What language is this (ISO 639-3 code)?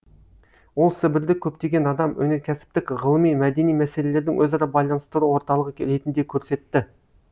kaz